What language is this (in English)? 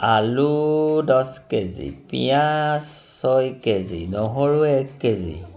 Assamese